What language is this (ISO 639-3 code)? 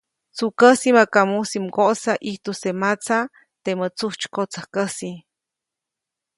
zoc